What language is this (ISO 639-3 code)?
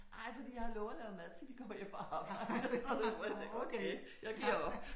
dan